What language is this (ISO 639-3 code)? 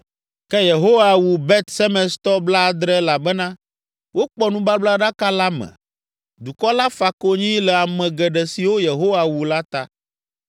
ewe